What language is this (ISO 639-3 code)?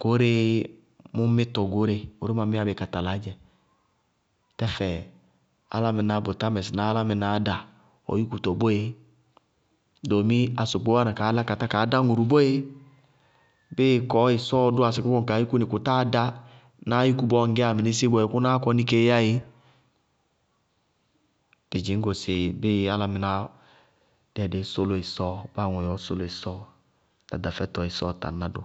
bqg